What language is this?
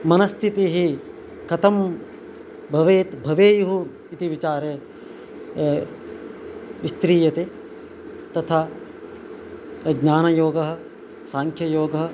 Sanskrit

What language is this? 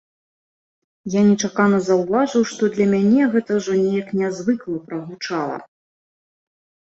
Belarusian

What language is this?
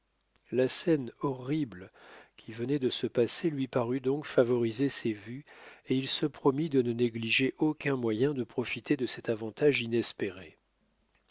French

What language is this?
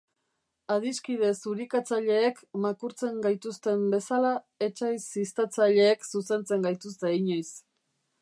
Basque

